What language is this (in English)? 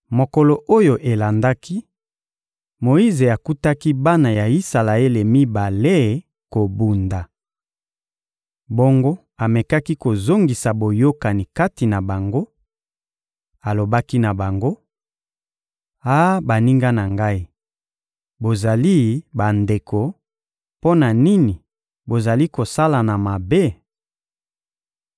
Lingala